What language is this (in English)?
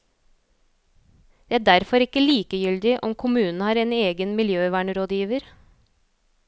Norwegian